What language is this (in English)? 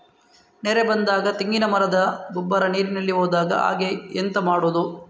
Kannada